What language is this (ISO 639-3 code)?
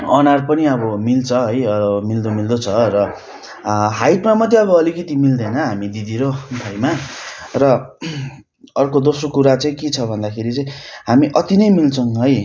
nep